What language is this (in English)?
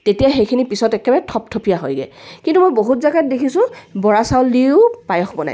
Assamese